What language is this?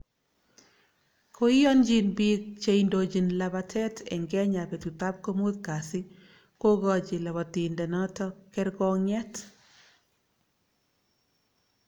Kalenjin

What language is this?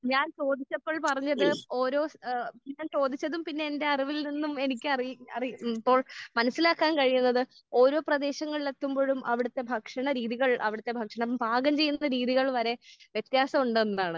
Malayalam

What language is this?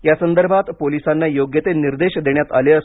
Marathi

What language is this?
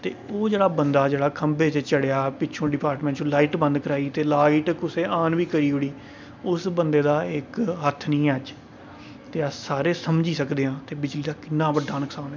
Dogri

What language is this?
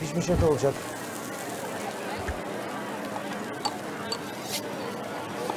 Turkish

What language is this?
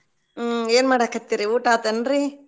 Kannada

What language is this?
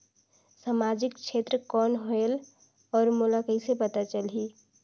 Chhattisgarhi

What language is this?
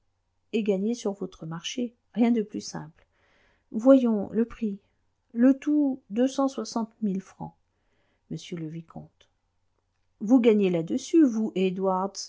French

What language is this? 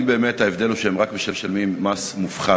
Hebrew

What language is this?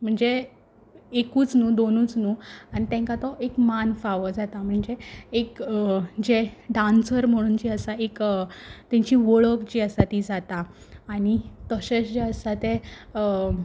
Konkani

